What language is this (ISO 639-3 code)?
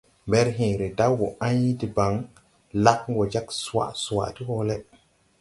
tui